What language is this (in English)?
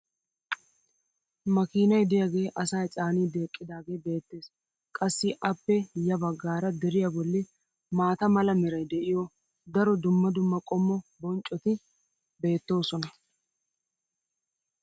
Wolaytta